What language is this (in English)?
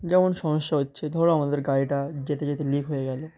Bangla